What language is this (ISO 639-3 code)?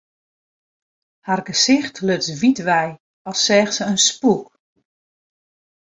fry